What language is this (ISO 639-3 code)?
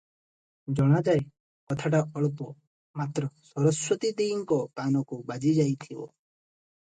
ori